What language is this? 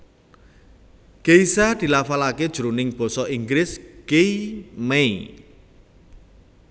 Javanese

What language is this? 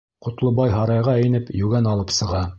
Bashkir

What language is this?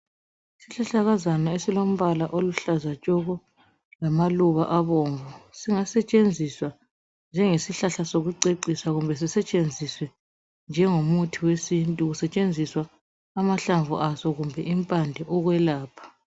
North Ndebele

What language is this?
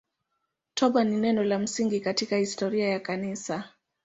Swahili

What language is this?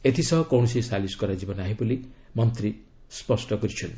Odia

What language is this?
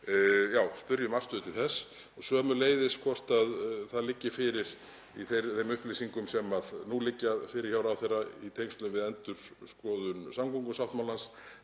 Icelandic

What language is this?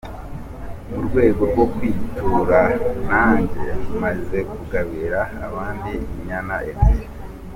Kinyarwanda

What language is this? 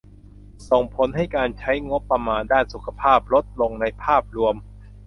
Thai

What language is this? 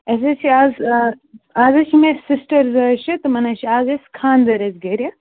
Kashmiri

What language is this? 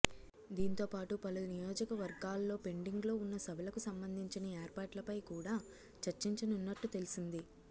Telugu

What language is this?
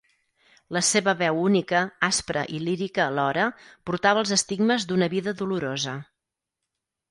Catalan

